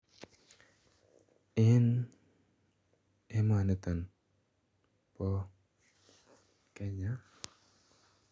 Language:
Kalenjin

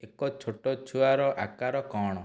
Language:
Odia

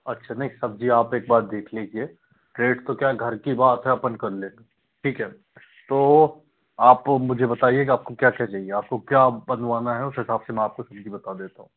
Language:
Hindi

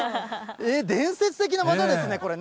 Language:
Japanese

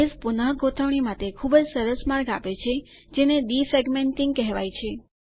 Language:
Gujarati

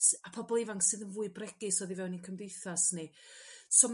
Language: Welsh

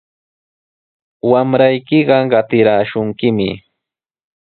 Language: Sihuas Ancash Quechua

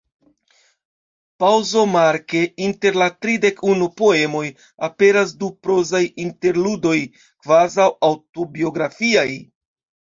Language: Esperanto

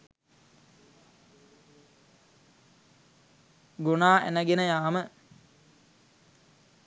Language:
Sinhala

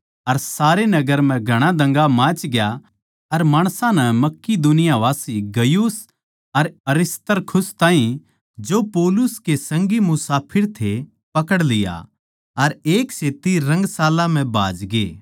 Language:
Haryanvi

